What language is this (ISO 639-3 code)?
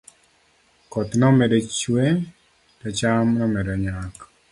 luo